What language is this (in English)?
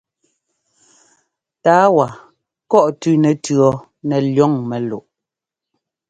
Ngomba